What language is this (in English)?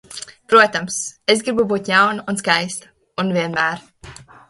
Latvian